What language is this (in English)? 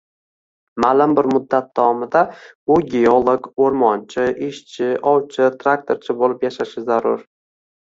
Uzbek